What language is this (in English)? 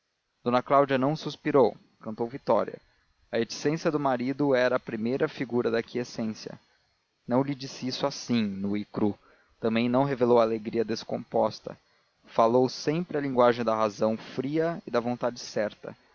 Portuguese